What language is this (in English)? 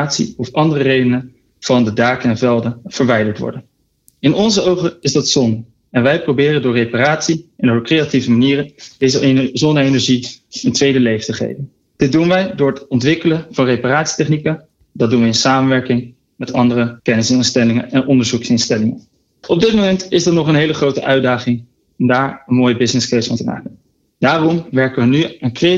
Dutch